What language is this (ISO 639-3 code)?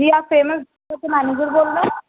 urd